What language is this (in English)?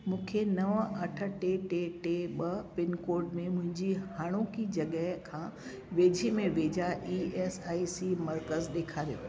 Sindhi